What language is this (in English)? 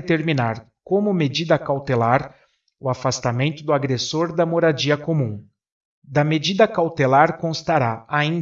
Portuguese